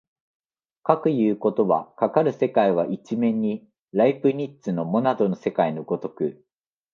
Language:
Japanese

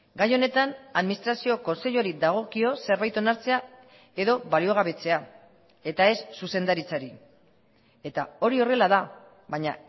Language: Basque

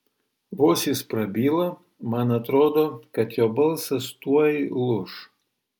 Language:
Lithuanian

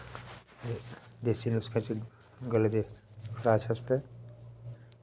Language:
Dogri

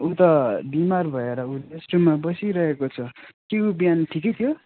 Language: Nepali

